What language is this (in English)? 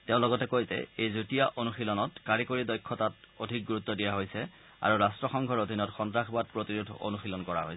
Assamese